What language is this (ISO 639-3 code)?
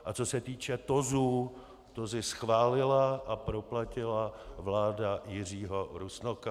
ces